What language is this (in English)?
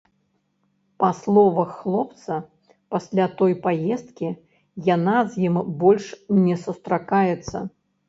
Belarusian